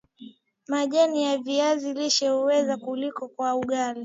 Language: Swahili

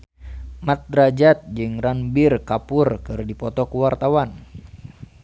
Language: Sundanese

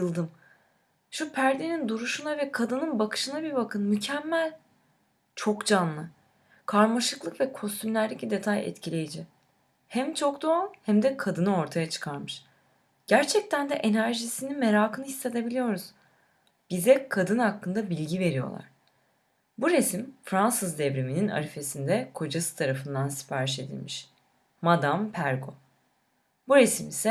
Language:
Turkish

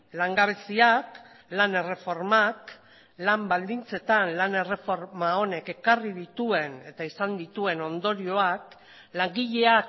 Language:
Basque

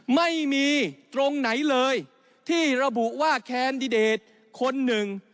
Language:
Thai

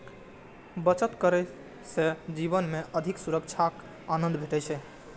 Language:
Maithili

